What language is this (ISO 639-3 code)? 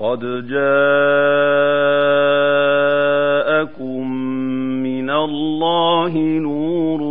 ara